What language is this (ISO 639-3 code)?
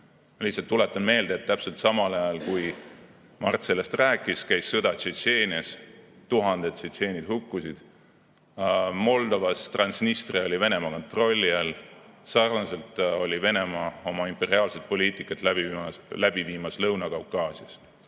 est